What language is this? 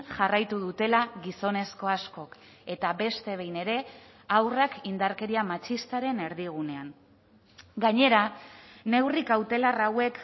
Basque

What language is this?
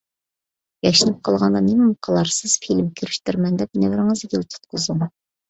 Uyghur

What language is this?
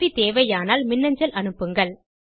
Tamil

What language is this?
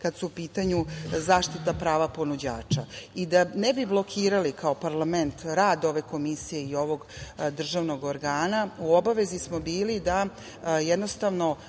Serbian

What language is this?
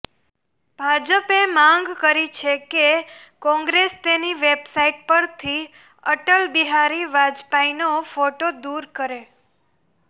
Gujarati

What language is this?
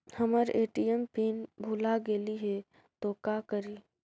Magahi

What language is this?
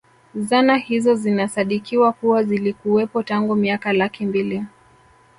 Swahili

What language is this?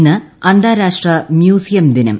Malayalam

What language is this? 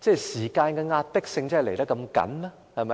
Cantonese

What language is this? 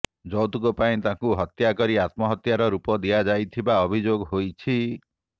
Odia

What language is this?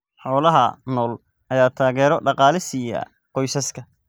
Somali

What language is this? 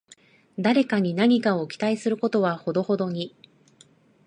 Japanese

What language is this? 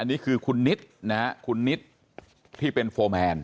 Thai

